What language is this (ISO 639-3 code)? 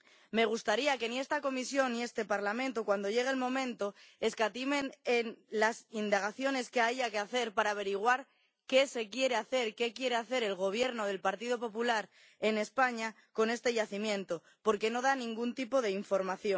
spa